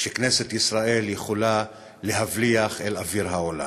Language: Hebrew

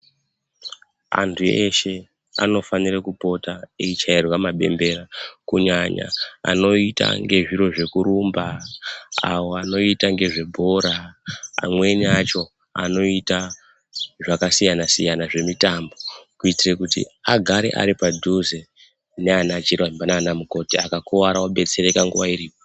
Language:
Ndau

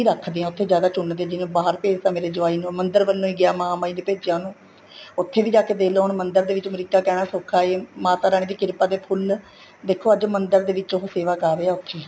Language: Punjabi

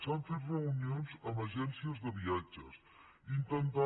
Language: Catalan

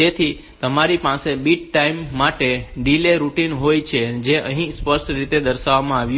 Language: Gujarati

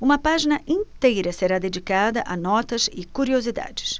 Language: Portuguese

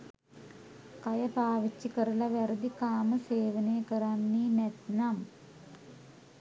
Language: Sinhala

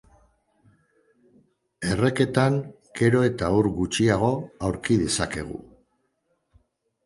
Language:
Basque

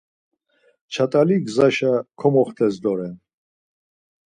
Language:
Laz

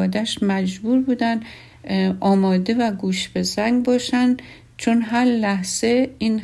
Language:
Persian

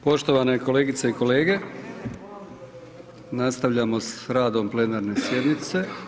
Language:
Croatian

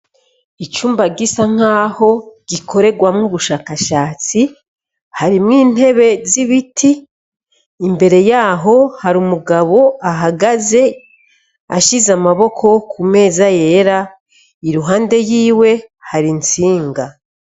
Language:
Rundi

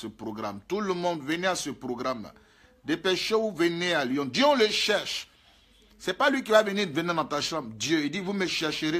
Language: French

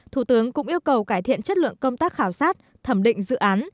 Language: Vietnamese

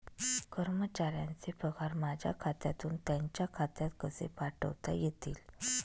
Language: Marathi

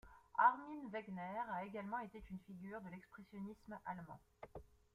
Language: French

